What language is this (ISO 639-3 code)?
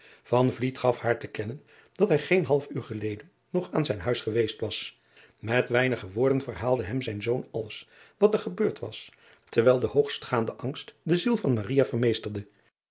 nld